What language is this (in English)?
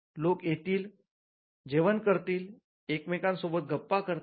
Marathi